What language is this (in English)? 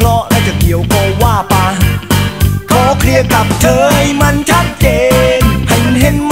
Thai